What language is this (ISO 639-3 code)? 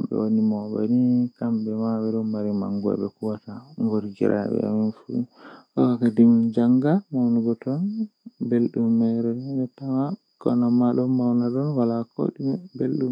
fuh